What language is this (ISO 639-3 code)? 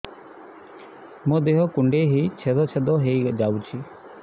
ori